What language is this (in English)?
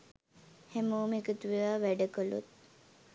Sinhala